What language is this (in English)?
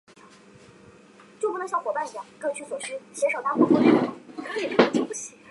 Chinese